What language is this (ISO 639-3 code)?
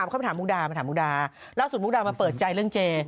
tha